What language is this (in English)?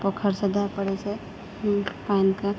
Maithili